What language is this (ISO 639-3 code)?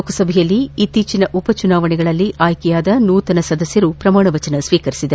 kan